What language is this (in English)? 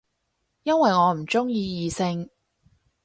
Cantonese